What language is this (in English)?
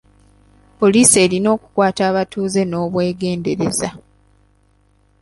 Ganda